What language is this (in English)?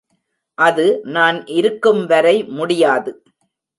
Tamil